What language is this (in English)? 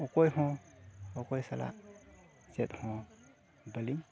Santali